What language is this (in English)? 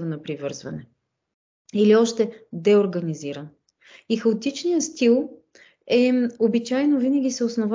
Bulgarian